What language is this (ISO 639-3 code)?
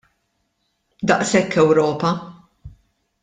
mlt